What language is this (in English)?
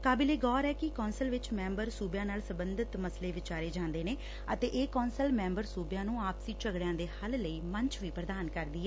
Punjabi